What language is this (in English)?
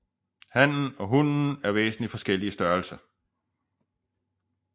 Danish